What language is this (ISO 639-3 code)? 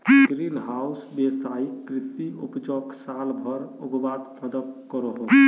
mag